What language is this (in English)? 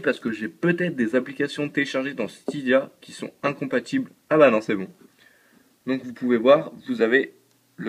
French